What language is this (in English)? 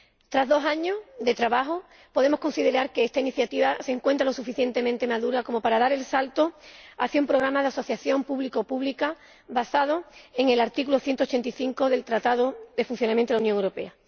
Spanish